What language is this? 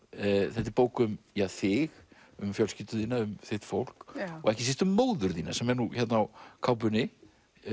Icelandic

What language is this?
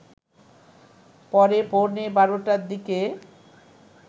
Bangla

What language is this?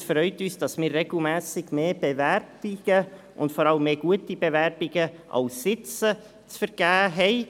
Swiss German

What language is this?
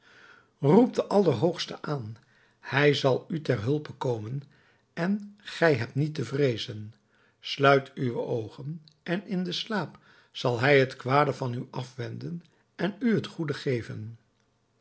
Dutch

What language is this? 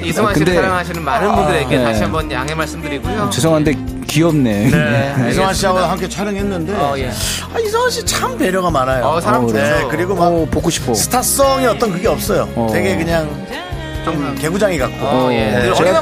Korean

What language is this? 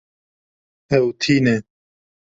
Kurdish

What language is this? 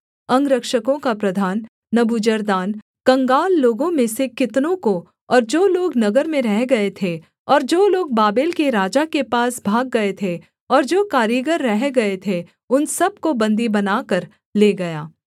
Hindi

